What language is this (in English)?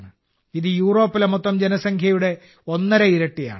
Malayalam